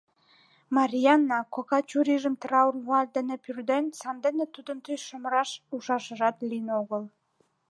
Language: Mari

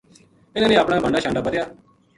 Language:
Gujari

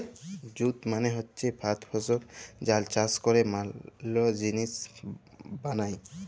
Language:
Bangla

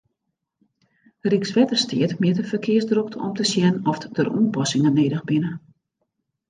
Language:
Western Frisian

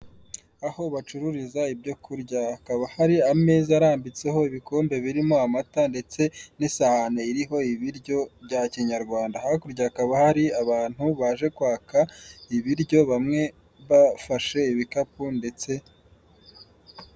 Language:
Kinyarwanda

